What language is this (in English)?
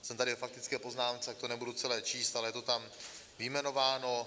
Czech